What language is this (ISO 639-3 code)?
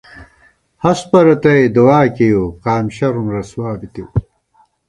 gwt